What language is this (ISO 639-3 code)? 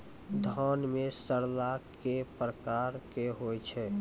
mai